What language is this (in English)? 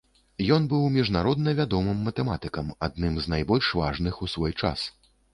Belarusian